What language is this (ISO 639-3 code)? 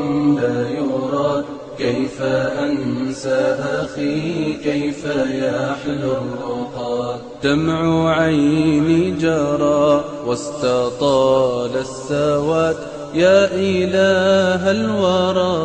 ara